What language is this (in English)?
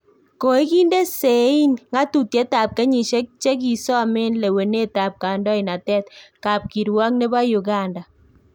Kalenjin